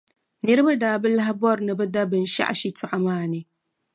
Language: Dagbani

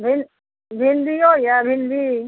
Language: Maithili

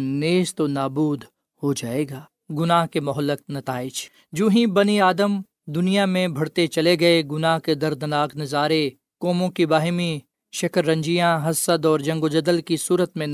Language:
Urdu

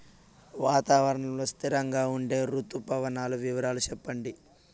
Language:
Telugu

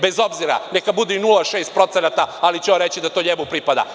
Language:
Serbian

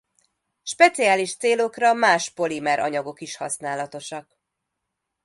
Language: Hungarian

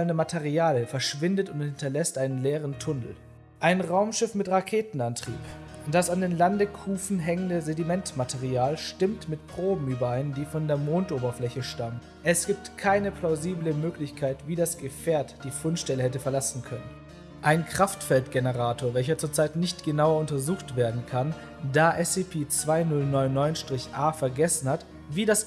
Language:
German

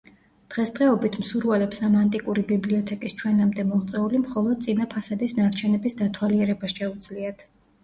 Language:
Georgian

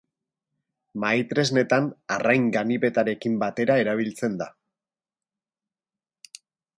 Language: Basque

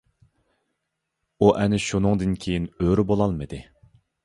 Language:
Uyghur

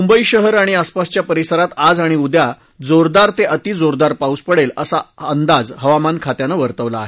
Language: Marathi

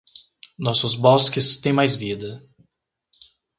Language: Portuguese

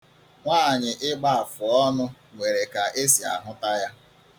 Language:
Igbo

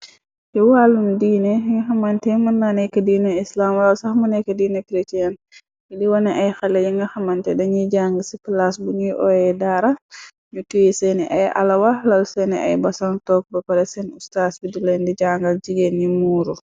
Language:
Wolof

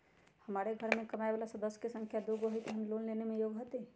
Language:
Magahi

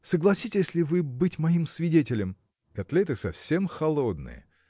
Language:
Russian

